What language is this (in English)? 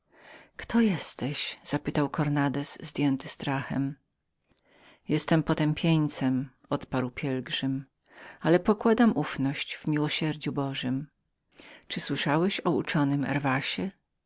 Polish